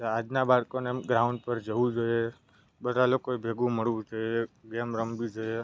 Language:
Gujarati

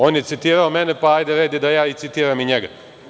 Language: Serbian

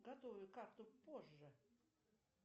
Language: Russian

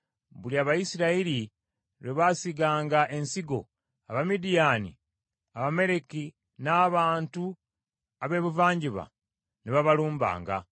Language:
Ganda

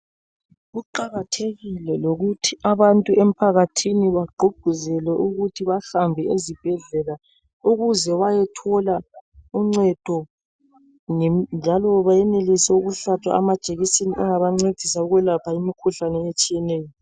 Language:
North Ndebele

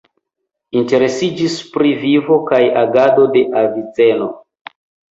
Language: Esperanto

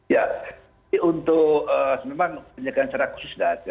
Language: Indonesian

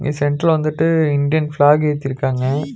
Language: Tamil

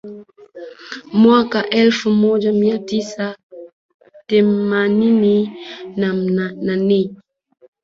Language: Swahili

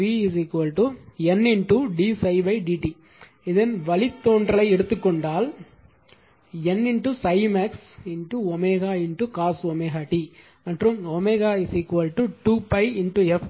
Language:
Tamil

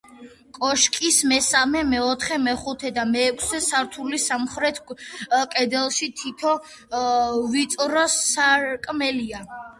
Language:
Georgian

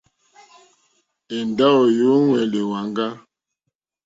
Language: Mokpwe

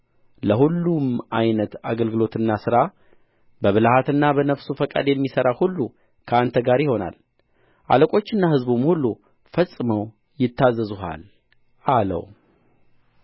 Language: Amharic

